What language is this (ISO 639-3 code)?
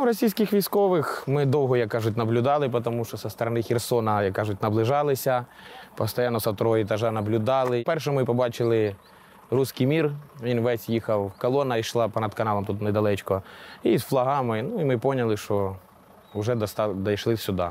ukr